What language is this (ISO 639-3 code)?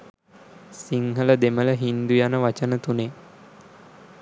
sin